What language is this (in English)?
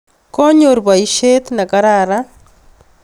Kalenjin